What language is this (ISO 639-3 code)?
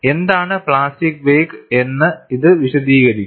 mal